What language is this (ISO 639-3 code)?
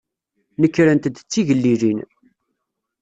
kab